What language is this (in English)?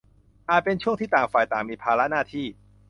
Thai